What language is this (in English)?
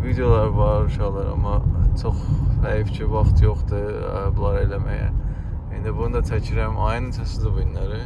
Turkish